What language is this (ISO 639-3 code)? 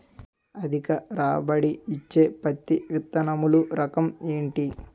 tel